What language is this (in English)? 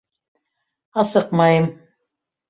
Bashkir